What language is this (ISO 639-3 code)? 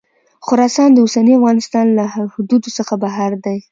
pus